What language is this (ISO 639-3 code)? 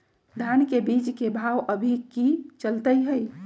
mag